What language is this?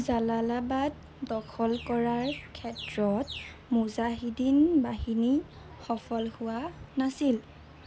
Assamese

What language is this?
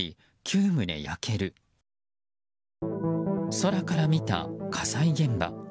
Japanese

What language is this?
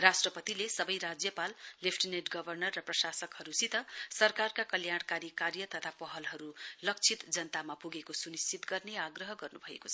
Nepali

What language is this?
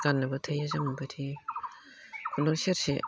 Bodo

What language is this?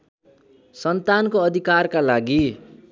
Nepali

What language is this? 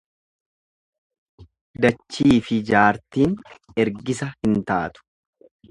Oromo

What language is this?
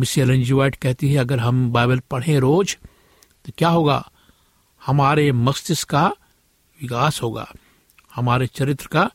Hindi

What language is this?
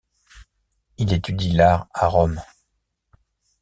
French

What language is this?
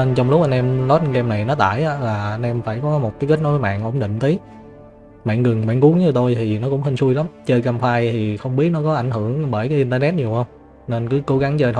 Vietnamese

